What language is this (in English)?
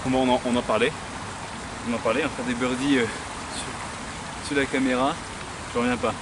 French